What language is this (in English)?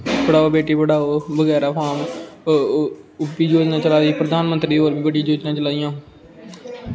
Dogri